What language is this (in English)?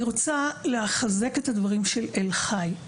Hebrew